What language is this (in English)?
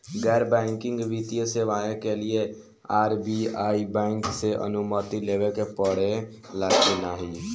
Bhojpuri